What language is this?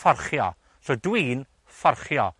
Welsh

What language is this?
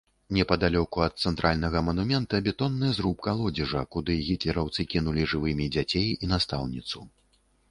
Belarusian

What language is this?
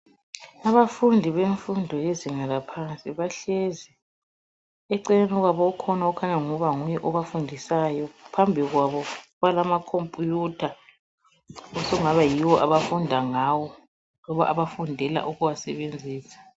North Ndebele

